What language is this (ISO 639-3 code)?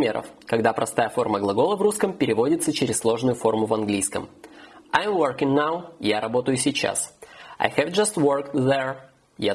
rus